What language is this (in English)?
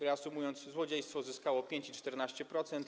Polish